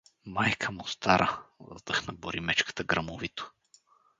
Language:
Bulgarian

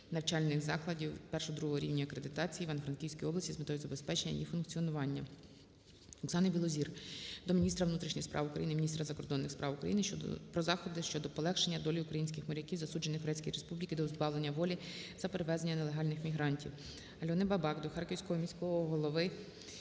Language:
Ukrainian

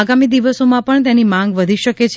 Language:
Gujarati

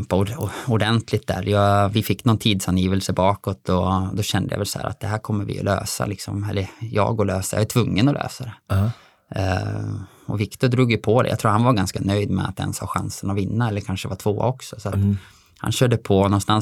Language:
Swedish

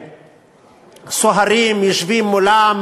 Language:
Hebrew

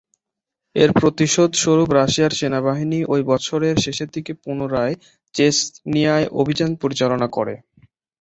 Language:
Bangla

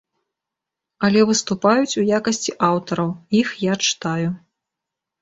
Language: Belarusian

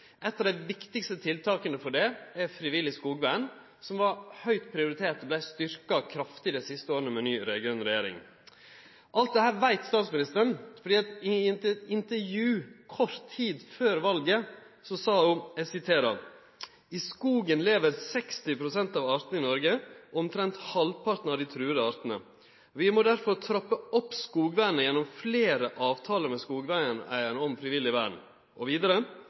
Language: Norwegian Nynorsk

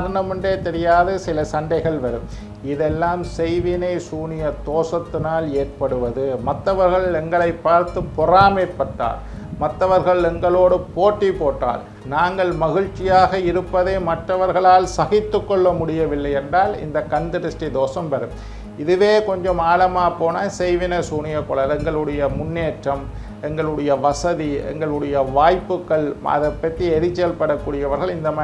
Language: Indonesian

